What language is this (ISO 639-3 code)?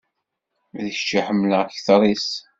kab